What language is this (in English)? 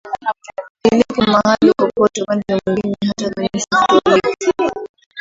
Swahili